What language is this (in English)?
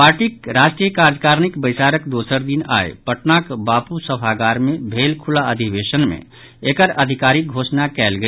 Maithili